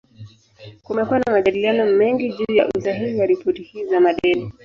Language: Swahili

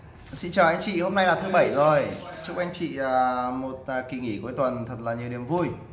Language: Vietnamese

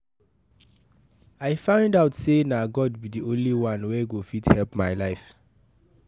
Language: Nigerian Pidgin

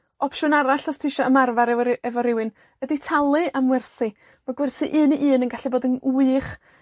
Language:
Welsh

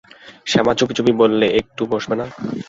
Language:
Bangla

